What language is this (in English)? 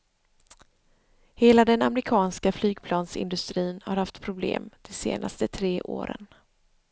Swedish